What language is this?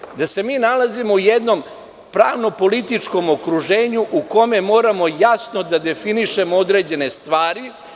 Serbian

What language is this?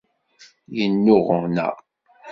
Kabyle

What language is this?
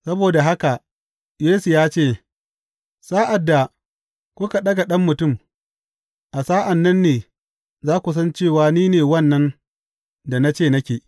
Hausa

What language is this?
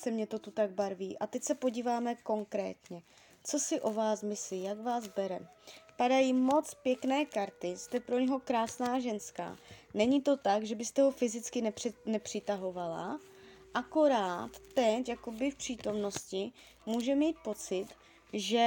Czech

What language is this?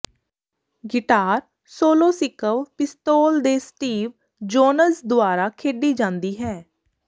Punjabi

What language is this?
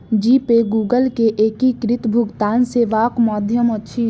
Maithili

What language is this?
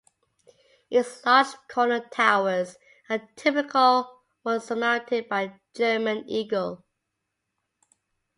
English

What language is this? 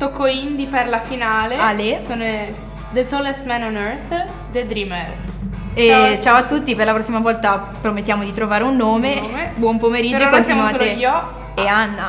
Italian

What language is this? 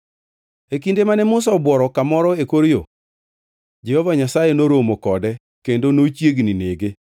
Luo (Kenya and Tanzania)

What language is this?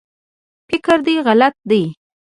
Pashto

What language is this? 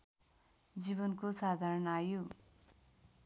Nepali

